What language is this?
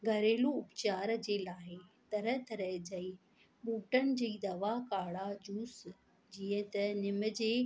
Sindhi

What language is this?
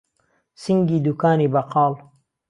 Central Kurdish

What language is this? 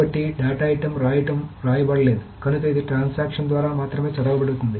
Telugu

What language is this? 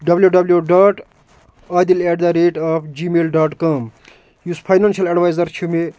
Kashmiri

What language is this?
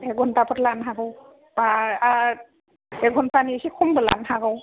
Bodo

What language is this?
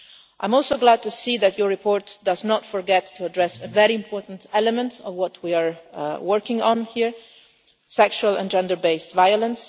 English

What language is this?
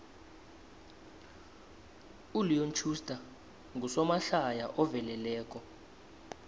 South Ndebele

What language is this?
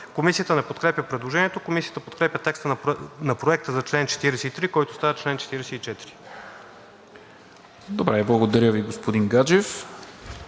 Bulgarian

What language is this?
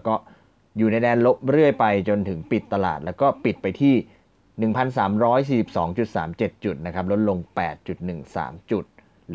Thai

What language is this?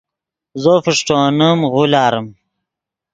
Yidgha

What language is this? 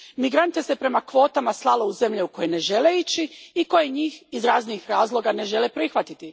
Croatian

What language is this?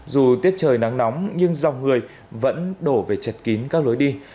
Vietnamese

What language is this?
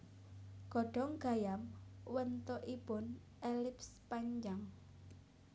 Javanese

